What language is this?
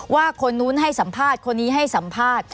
Thai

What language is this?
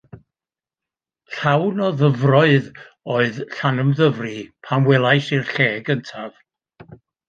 Welsh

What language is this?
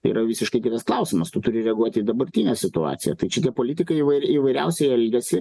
Lithuanian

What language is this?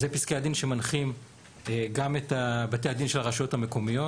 Hebrew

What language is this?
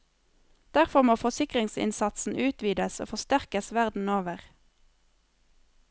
Norwegian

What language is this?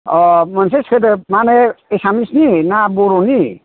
Bodo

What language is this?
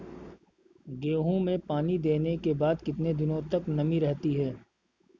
Hindi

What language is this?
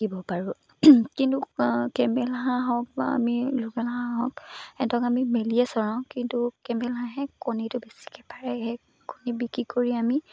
Assamese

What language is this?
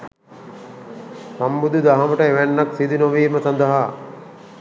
Sinhala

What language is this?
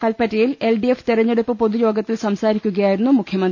Malayalam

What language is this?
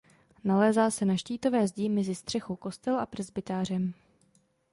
Czech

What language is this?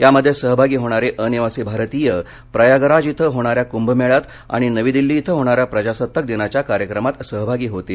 Marathi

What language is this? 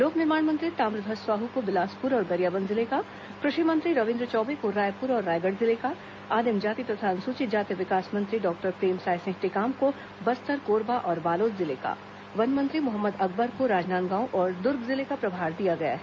Hindi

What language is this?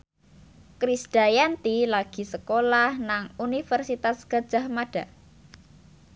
Javanese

